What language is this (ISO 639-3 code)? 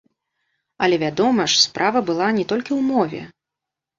bel